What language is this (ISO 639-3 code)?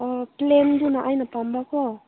mni